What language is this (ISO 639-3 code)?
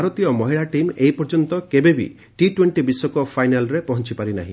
ori